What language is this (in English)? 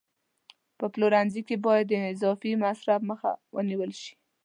Pashto